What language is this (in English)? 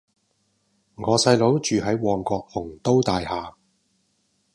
Cantonese